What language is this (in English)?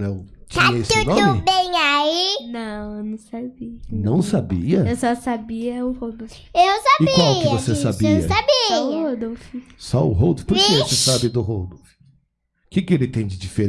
Portuguese